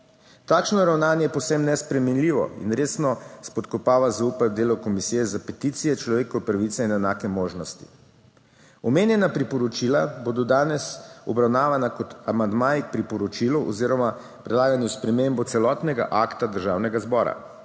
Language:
Slovenian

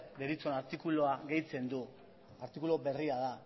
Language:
Basque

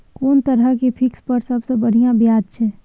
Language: Maithili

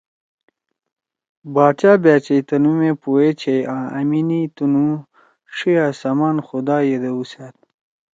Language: Torwali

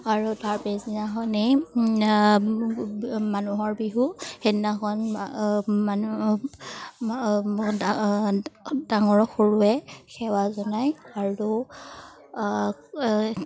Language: Assamese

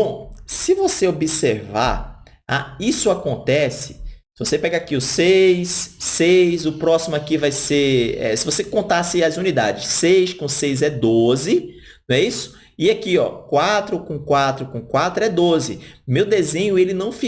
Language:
Portuguese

